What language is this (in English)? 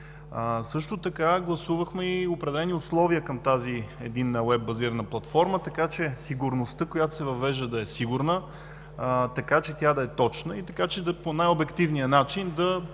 Bulgarian